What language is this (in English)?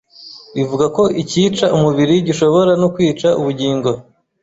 Kinyarwanda